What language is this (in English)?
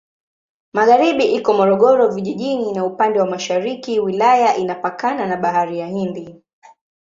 Swahili